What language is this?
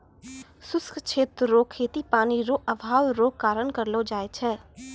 Maithili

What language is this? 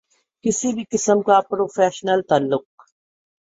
Urdu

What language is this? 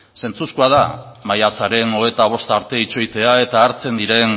Basque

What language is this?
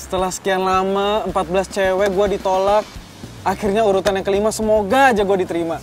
Indonesian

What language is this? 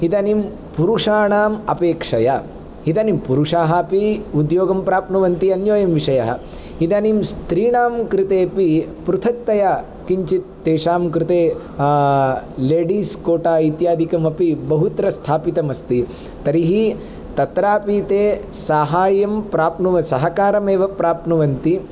Sanskrit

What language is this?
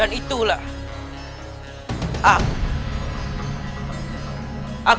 Indonesian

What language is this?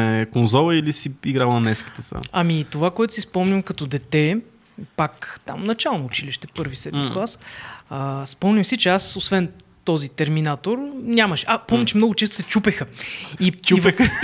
Bulgarian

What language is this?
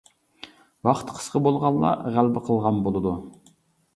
Uyghur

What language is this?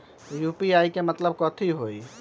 Magahi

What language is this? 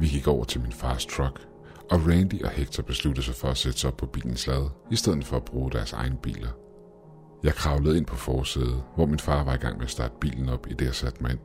Danish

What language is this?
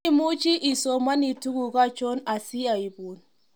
Kalenjin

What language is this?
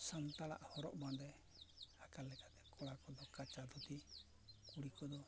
Santali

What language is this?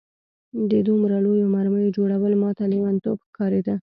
Pashto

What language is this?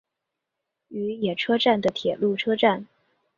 Chinese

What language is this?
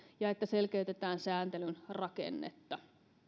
Finnish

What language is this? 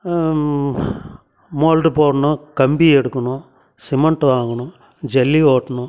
Tamil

